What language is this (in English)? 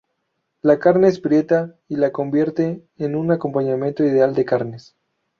Spanish